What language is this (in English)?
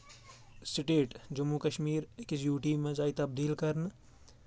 Kashmiri